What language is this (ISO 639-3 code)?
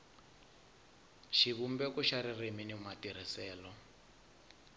tso